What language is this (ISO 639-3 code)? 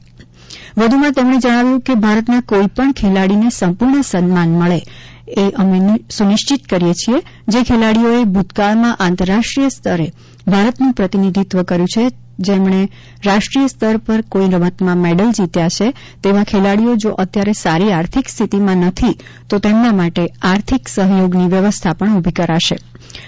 guj